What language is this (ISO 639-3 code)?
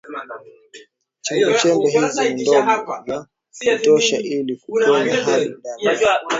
swa